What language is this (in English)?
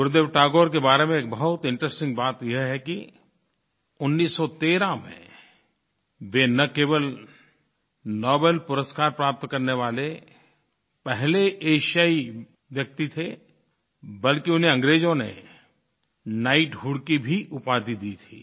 Hindi